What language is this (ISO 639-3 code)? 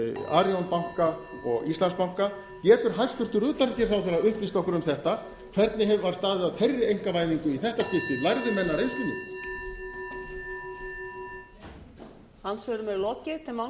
isl